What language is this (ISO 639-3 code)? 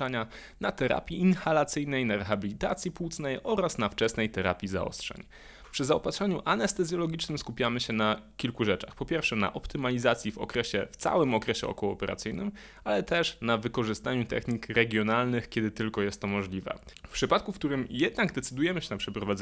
pol